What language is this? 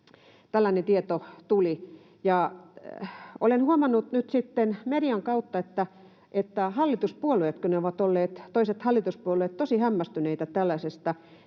Finnish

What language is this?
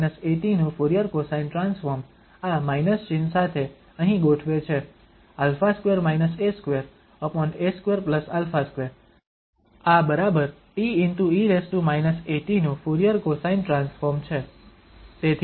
Gujarati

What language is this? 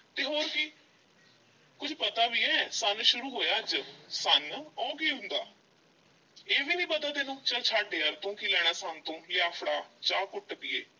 Punjabi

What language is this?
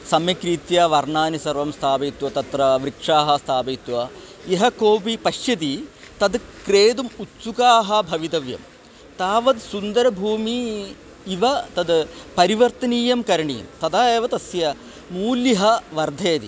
Sanskrit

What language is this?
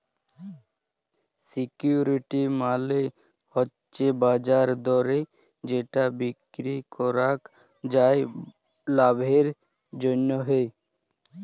Bangla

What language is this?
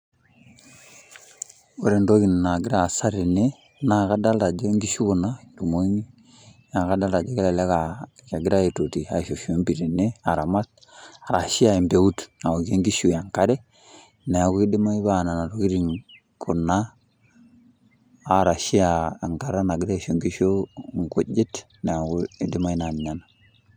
Masai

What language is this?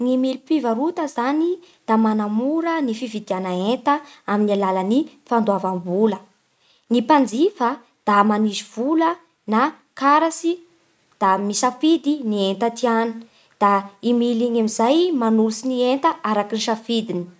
Bara Malagasy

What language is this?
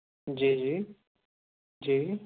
Urdu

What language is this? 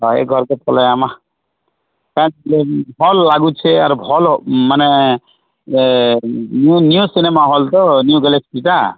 Odia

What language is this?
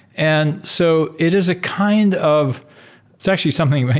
English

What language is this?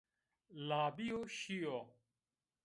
Zaza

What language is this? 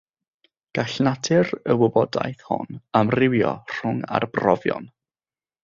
Welsh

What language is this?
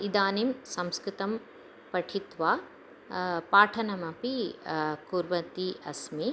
Sanskrit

